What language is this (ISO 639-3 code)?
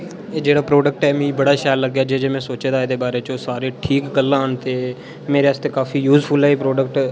doi